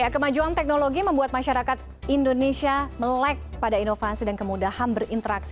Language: Indonesian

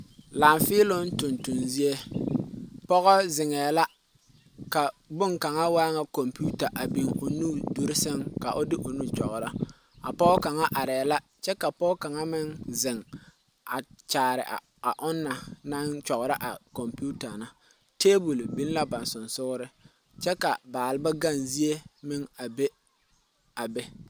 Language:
Southern Dagaare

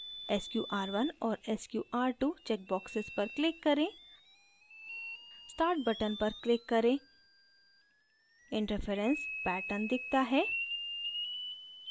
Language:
Hindi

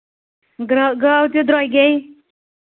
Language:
Kashmiri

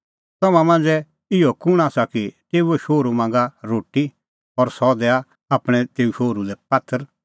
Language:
Kullu Pahari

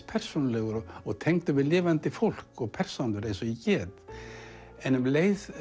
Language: Icelandic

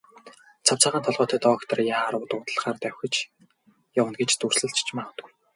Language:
Mongolian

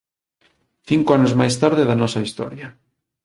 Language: Galician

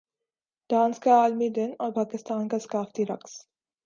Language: Urdu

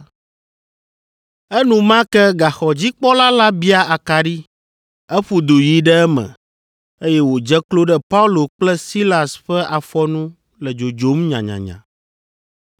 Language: Ewe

